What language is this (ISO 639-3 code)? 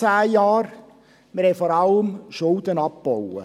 gsw